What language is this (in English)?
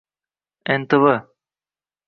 Uzbek